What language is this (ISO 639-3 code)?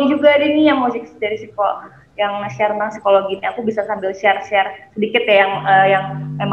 ind